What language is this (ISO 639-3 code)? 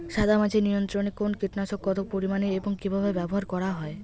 ben